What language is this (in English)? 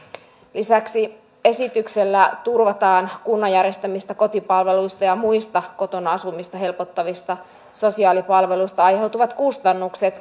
Finnish